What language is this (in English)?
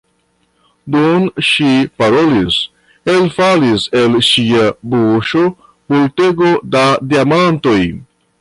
Esperanto